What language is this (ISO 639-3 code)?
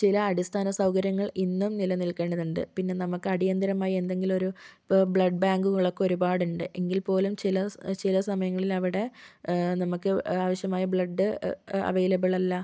mal